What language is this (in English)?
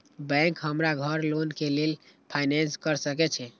Maithili